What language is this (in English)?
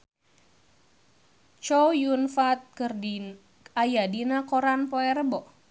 Sundanese